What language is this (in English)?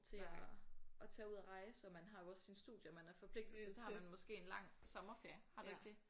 Danish